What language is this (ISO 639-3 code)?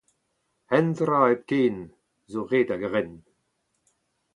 bre